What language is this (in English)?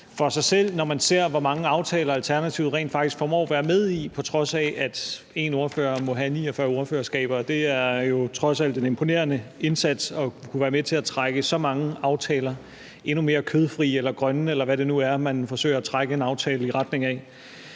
Danish